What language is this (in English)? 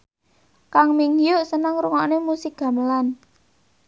Javanese